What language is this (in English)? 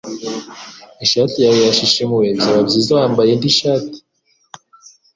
Kinyarwanda